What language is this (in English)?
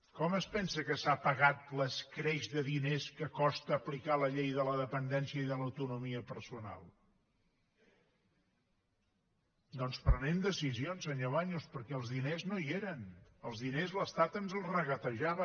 Catalan